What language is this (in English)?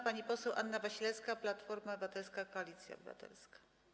Polish